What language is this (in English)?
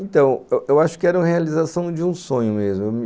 Portuguese